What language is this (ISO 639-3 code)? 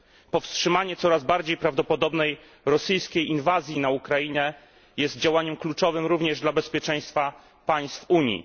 pol